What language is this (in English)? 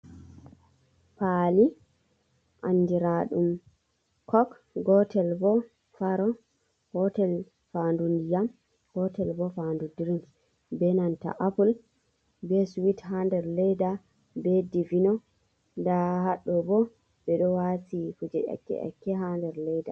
Fula